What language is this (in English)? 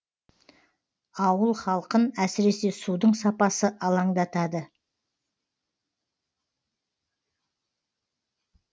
Kazakh